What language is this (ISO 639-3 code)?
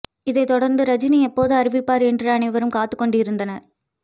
tam